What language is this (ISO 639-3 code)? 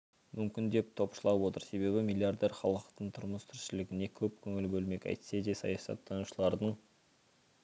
kaz